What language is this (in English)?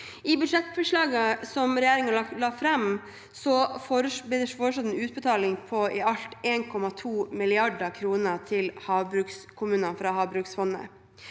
Norwegian